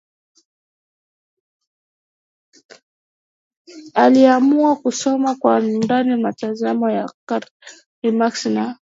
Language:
Swahili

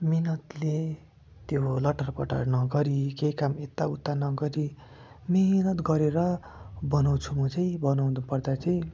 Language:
Nepali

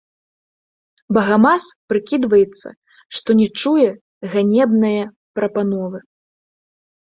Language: Belarusian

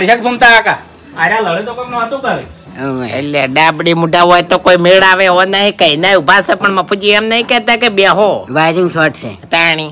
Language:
Gujarati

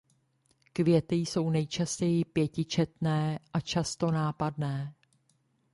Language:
Czech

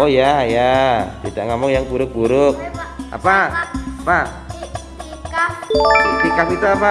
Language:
Indonesian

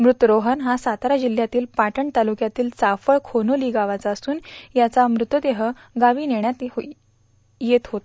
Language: Marathi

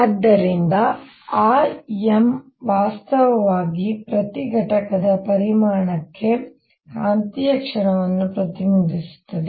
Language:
Kannada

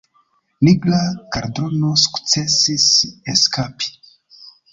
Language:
Esperanto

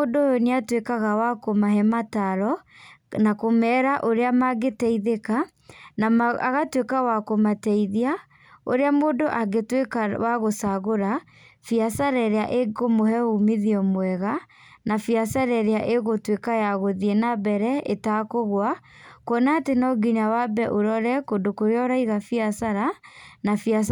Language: Kikuyu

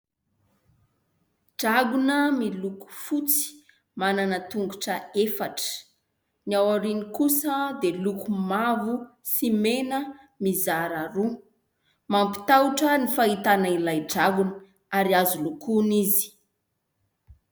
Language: Malagasy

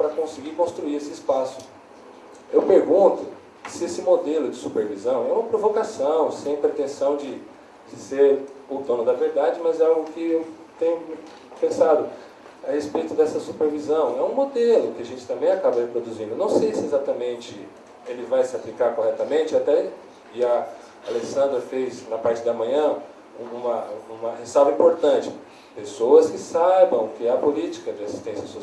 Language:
Portuguese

